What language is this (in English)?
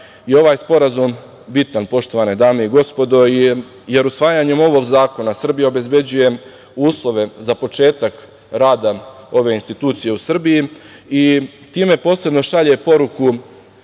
Serbian